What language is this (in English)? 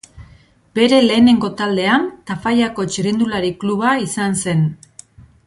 Basque